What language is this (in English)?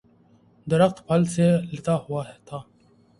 Urdu